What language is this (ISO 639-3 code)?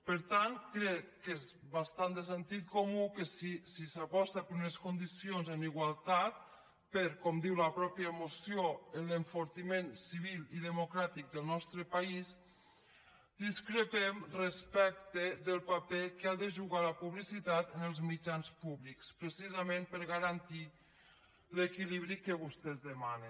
cat